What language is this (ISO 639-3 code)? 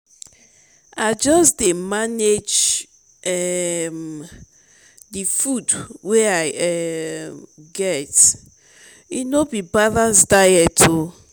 pcm